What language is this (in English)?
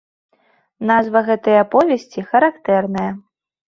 Belarusian